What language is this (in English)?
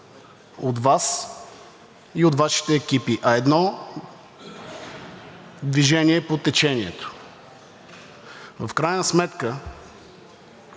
Bulgarian